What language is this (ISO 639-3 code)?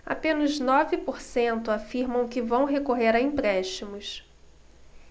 por